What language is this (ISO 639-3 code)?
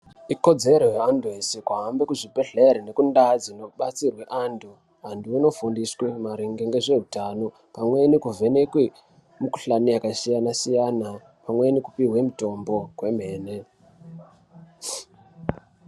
ndc